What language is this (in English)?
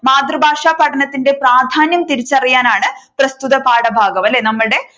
Malayalam